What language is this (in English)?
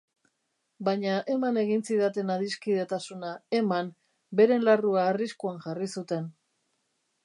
Basque